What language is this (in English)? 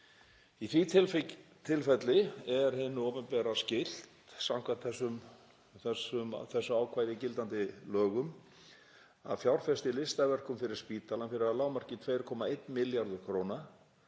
Icelandic